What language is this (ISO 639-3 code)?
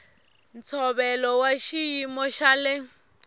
tso